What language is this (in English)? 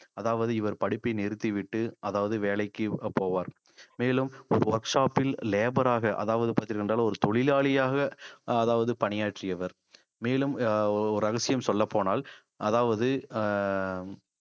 Tamil